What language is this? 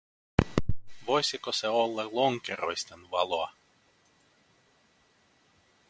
Finnish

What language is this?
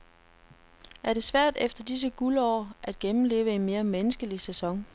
Danish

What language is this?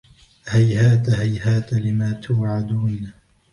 Arabic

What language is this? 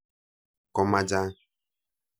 Kalenjin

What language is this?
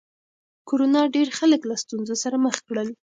Pashto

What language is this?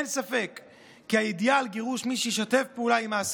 Hebrew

